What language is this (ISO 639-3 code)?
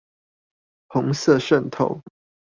zho